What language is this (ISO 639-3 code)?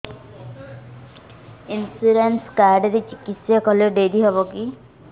ori